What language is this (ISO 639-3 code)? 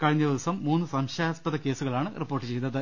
mal